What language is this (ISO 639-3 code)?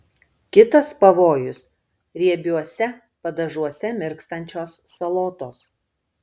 lit